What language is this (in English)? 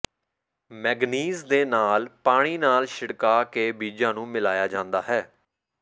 Punjabi